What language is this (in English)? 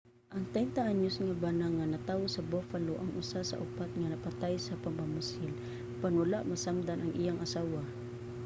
Cebuano